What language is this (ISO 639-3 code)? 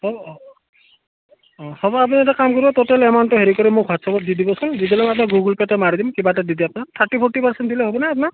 asm